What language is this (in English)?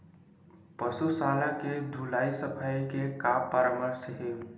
Chhattisgarhi